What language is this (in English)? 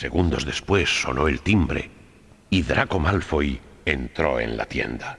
Spanish